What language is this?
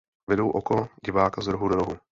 Czech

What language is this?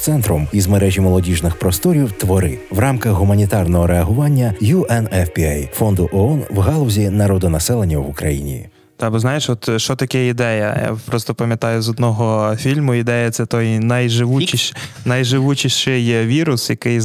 Ukrainian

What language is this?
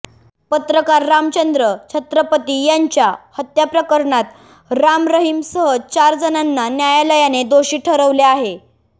Marathi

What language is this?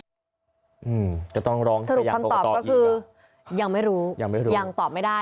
Thai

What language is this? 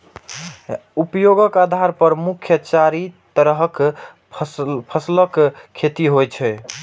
Maithili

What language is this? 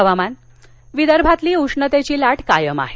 Marathi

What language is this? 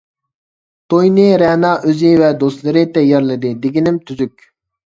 Uyghur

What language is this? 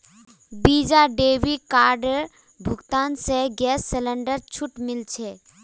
Magahi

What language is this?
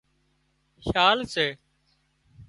Wadiyara Koli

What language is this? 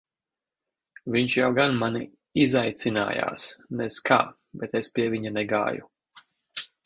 Latvian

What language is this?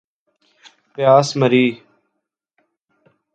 Urdu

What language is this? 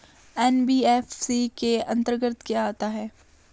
Hindi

